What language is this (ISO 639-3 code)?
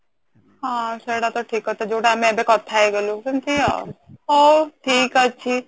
ori